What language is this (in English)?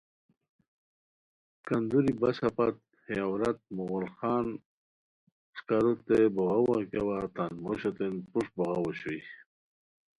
Khowar